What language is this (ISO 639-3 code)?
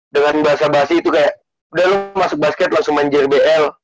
ind